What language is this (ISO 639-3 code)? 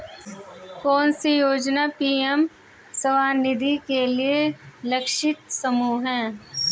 hin